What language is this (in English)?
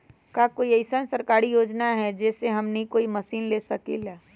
Magahi